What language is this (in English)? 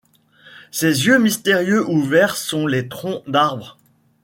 French